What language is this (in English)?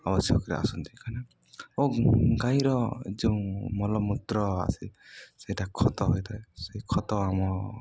Odia